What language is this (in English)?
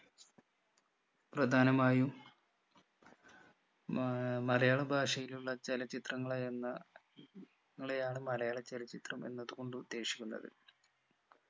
Malayalam